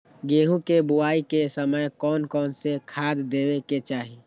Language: Magahi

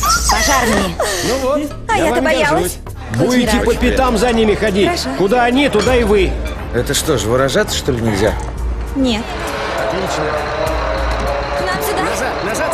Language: Russian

